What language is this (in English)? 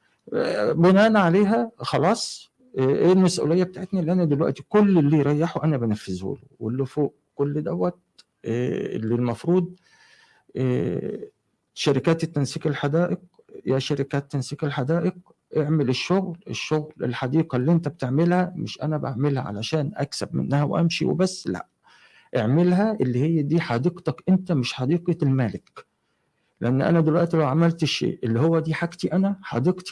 Arabic